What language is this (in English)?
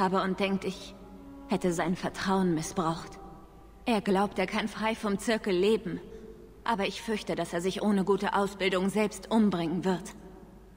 German